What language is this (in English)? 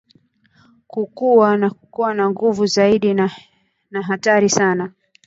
Swahili